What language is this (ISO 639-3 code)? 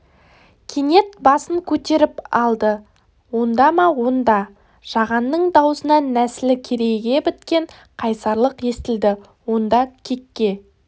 kaz